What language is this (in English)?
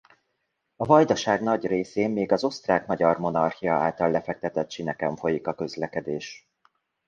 Hungarian